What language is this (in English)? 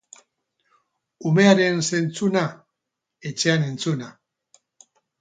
Basque